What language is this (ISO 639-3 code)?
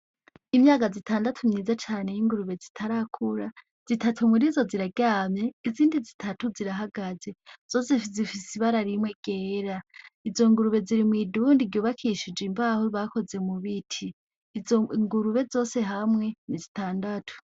run